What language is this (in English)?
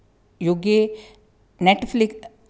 Sanskrit